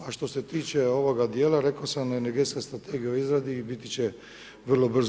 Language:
Croatian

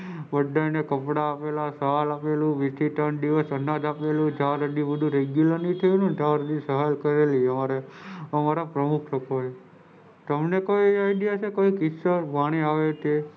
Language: Gujarati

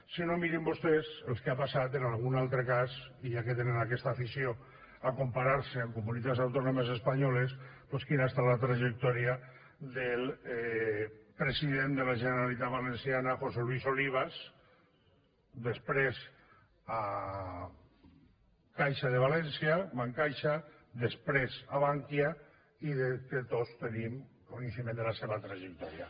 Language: Catalan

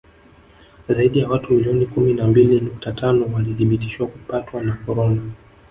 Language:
Swahili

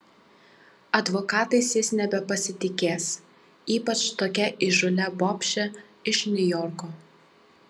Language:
Lithuanian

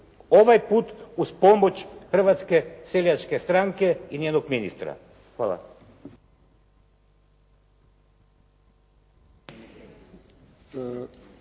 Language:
Croatian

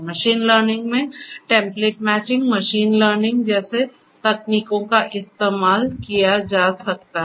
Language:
Hindi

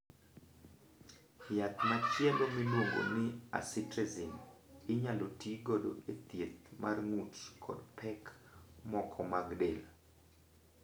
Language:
Luo (Kenya and Tanzania)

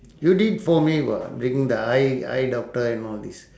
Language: English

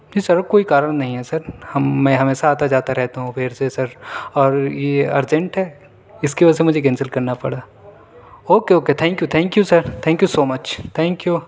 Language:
Urdu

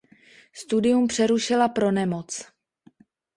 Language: Czech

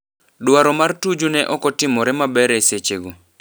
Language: Luo (Kenya and Tanzania)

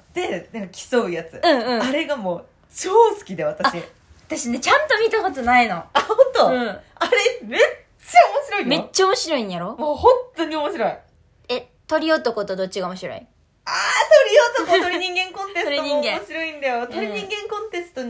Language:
Japanese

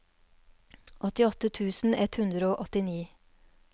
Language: Norwegian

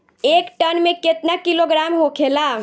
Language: Bhojpuri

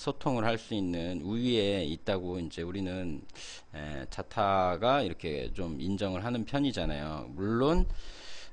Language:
Korean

